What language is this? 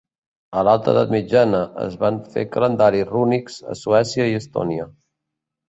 Catalan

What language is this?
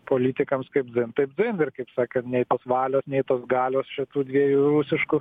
Lithuanian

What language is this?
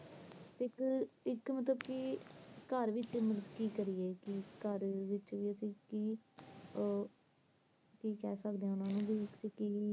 Punjabi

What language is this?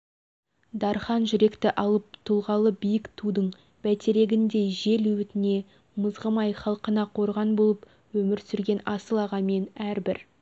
Kazakh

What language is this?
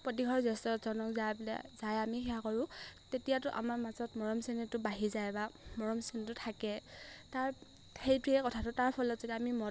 Assamese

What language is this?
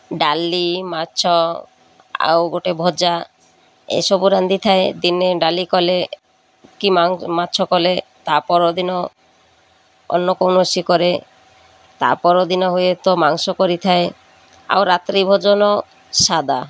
Odia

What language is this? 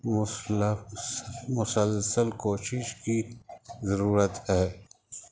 Urdu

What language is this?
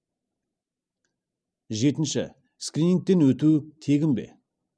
Kazakh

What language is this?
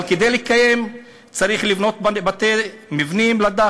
Hebrew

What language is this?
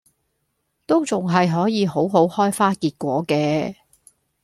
Cantonese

